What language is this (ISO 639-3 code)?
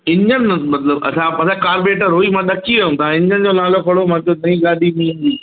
snd